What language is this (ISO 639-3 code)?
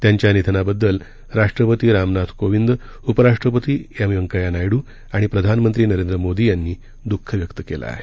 mar